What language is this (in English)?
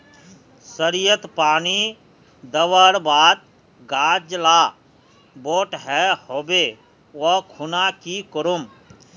Magahi